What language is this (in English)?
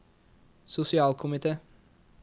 Norwegian